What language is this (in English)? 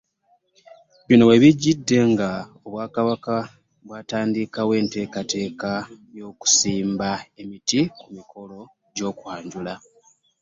Ganda